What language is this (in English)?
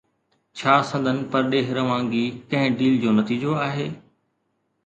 Sindhi